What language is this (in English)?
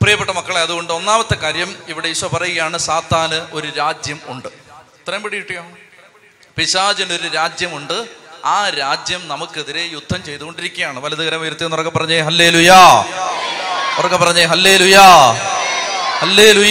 Malayalam